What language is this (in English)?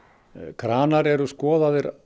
Icelandic